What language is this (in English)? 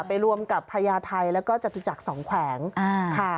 Thai